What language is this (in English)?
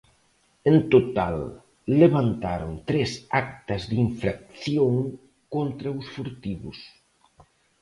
Galician